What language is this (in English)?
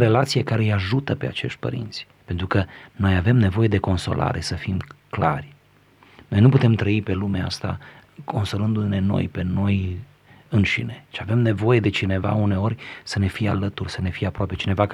Romanian